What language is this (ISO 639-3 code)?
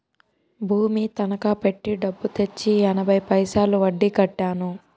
tel